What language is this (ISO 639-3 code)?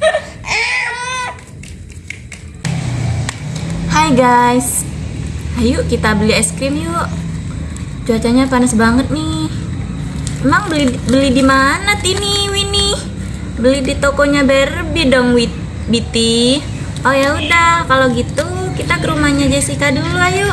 ind